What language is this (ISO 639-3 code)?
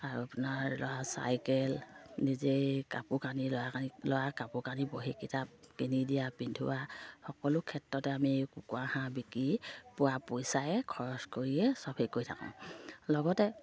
asm